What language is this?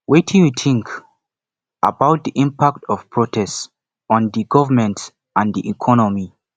Nigerian Pidgin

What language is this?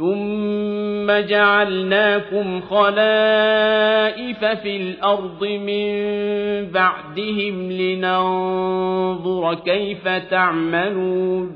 Arabic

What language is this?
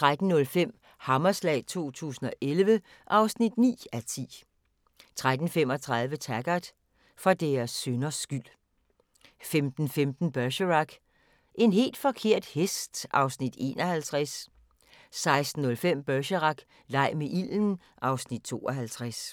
Danish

